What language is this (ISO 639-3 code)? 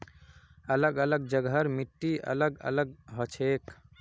mag